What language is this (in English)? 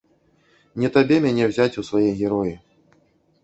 Belarusian